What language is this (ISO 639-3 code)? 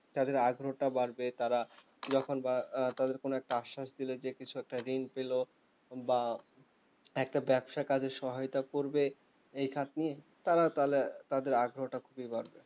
ben